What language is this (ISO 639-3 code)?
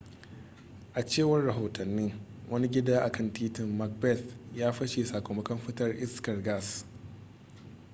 hau